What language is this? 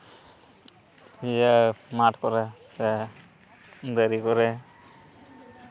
Santali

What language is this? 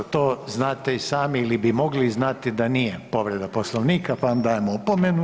Croatian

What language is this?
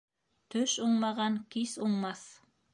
Bashkir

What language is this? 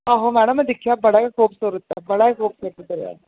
Dogri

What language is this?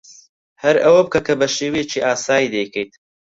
Central Kurdish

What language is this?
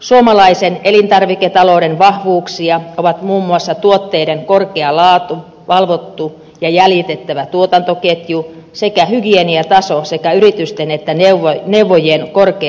Finnish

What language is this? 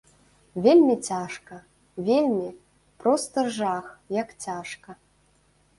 Belarusian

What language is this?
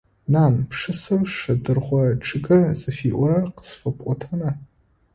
Adyghe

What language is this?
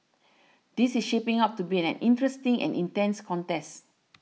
English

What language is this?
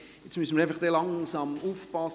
Swiss German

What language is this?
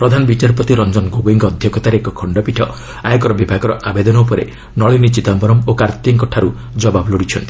Odia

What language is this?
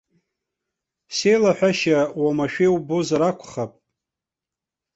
Abkhazian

